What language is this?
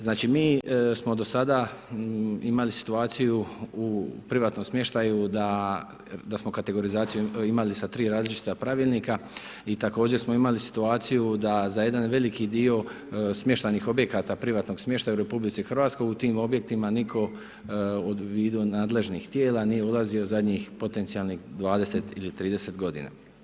Croatian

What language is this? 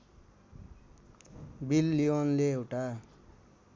Nepali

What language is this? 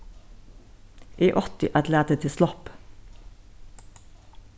Faroese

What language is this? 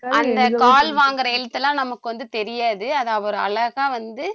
Tamil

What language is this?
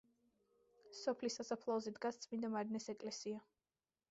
Georgian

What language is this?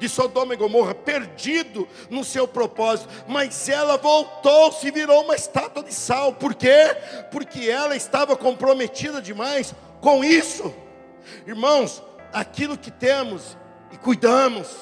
Portuguese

